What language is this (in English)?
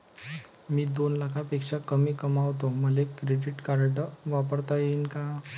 Marathi